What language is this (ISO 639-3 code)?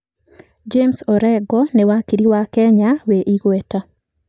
kik